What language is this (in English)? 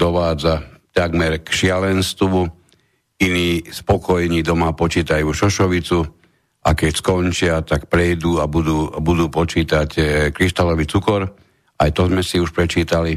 Slovak